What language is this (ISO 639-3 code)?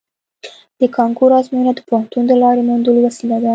pus